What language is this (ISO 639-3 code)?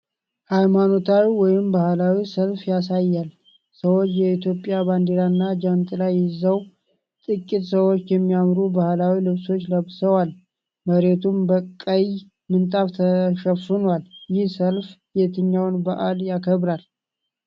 amh